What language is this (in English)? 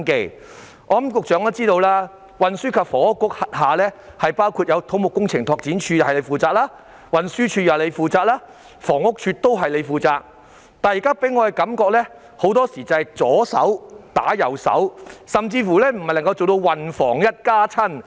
Cantonese